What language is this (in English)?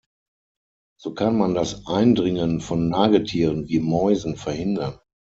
German